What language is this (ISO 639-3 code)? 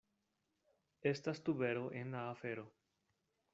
epo